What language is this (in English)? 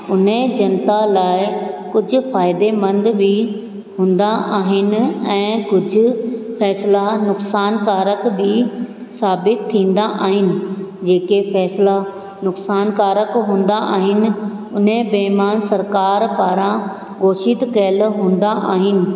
Sindhi